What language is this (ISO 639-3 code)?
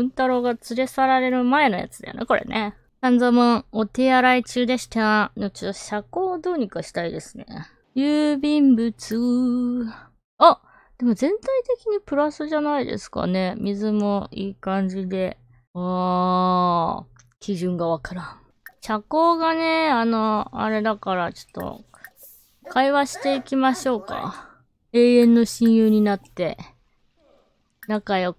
jpn